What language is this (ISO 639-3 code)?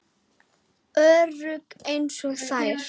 isl